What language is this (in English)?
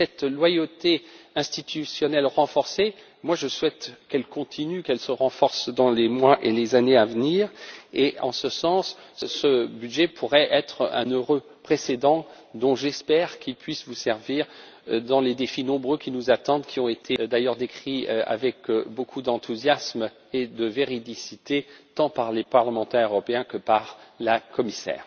French